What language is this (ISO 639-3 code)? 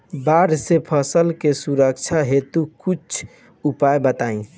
bho